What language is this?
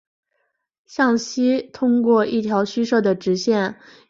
Chinese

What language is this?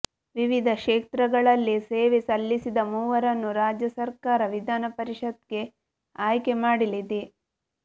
Kannada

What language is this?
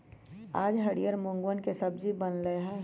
Magahi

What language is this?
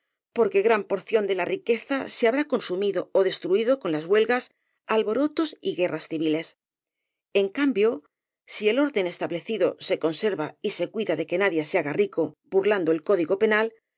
Spanish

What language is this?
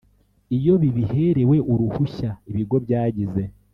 Kinyarwanda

